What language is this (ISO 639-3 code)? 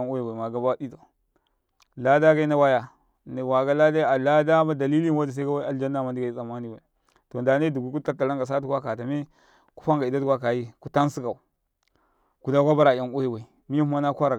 kai